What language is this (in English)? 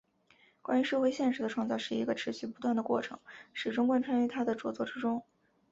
Chinese